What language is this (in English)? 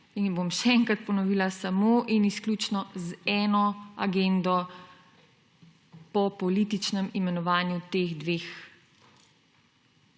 Slovenian